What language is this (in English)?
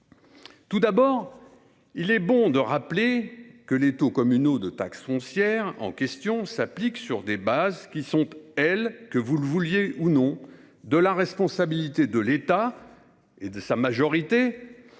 French